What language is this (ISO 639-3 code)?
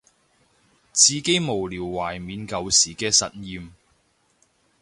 yue